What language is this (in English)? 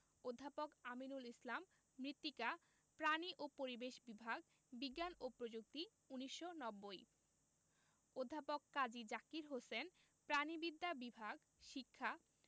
Bangla